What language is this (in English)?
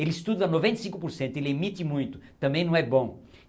Portuguese